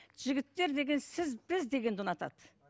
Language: Kazakh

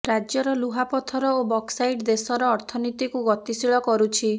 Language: Odia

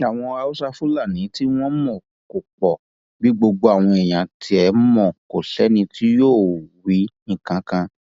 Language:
Yoruba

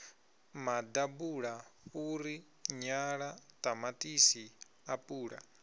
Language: Venda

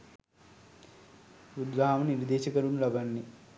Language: Sinhala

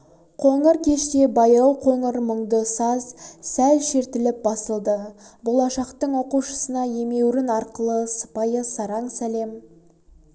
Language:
Kazakh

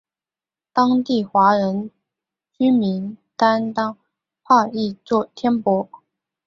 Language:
Chinese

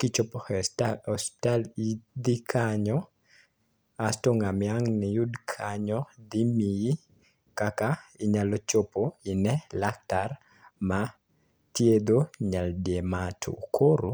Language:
Luo (Kenya and Tanzania)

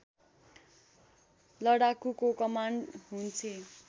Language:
Nepali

